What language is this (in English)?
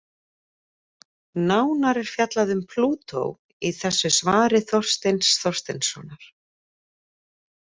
Icelandic